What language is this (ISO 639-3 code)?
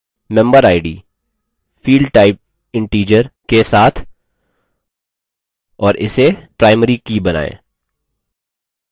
hin